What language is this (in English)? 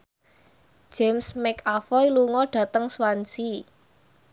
Javanese